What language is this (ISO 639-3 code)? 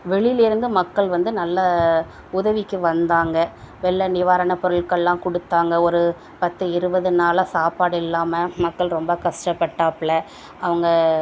tam